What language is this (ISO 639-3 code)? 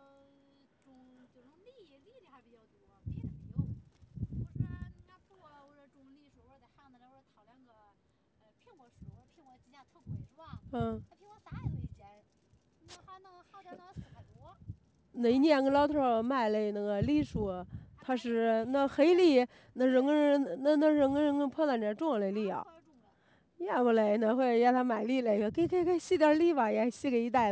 zho